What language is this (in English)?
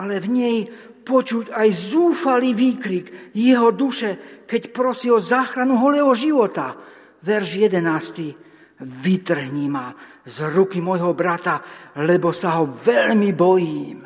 Slovak